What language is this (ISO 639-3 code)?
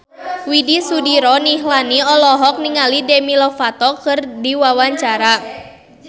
sun